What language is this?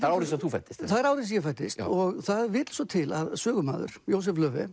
Icelandic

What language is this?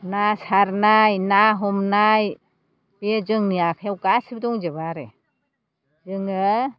Bodo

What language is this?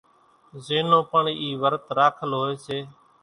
Kachi Koli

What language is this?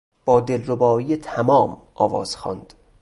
Persian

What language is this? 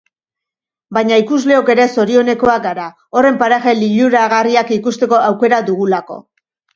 Basque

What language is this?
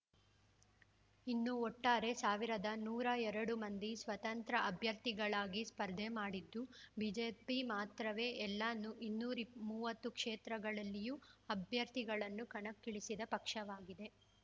Kannada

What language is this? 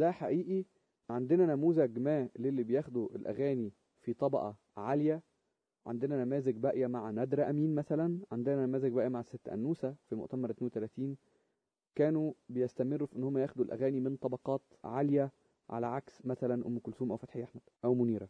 Arabic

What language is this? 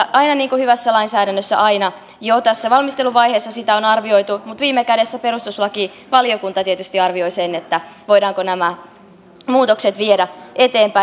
Finnish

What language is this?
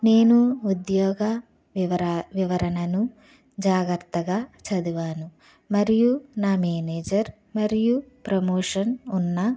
Telugu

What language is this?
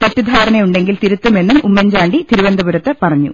Malayalam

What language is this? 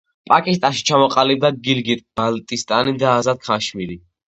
Georgian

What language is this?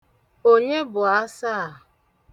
Igbo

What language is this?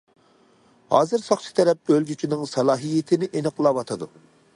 Uyghur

